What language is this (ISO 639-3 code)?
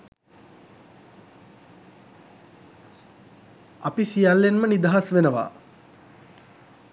sin